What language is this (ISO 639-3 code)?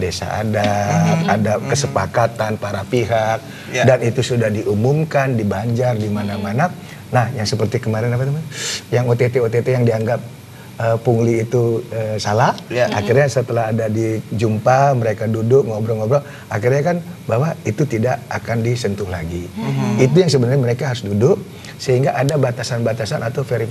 ind